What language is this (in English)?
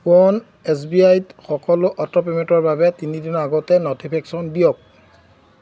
Assamese